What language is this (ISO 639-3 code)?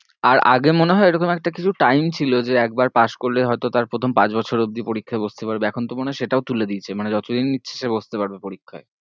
ben